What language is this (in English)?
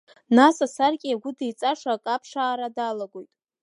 Abkhazian